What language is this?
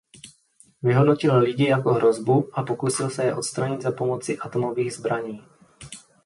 Czech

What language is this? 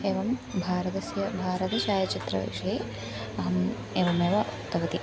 Sanskrit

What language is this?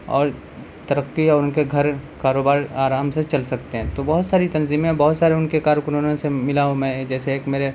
Urdu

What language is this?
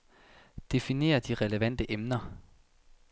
Danish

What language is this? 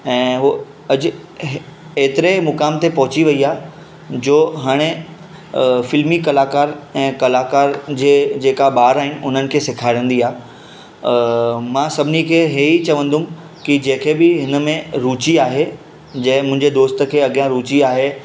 Sindhi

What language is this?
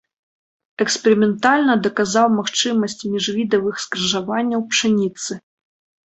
Belarusian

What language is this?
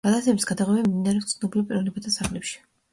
Georgian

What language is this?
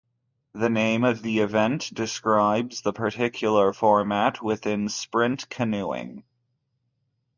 English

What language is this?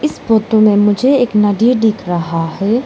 Hindi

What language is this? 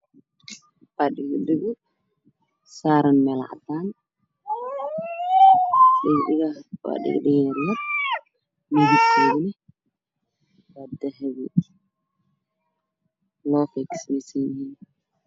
Somali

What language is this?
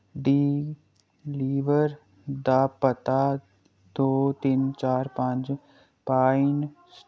Dogri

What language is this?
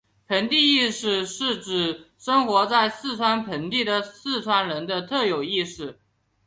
Chinese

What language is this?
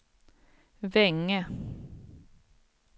Swedish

